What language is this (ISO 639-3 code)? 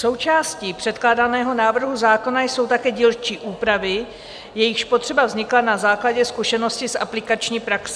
ces